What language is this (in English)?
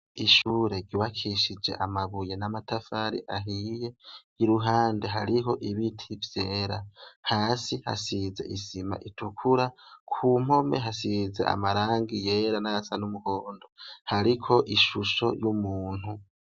Rundi